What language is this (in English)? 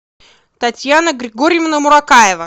Russian